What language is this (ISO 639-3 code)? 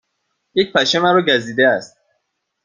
fas